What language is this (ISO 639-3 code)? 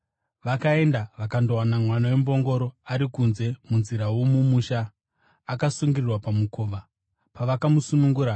sna